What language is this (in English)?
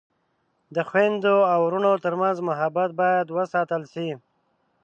Pashto